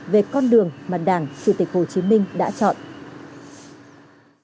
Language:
Vietnamese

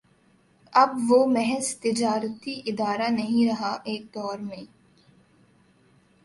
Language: Urdu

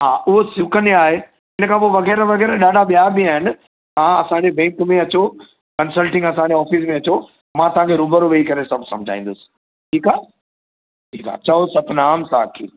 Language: Sindhi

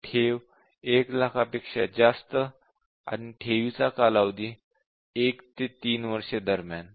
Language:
Marathi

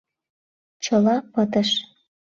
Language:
Mari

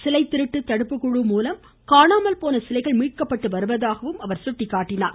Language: Tamil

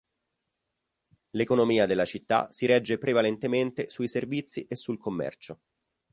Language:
Italian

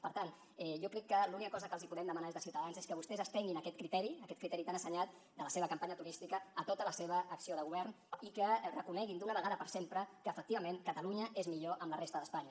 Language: Catalan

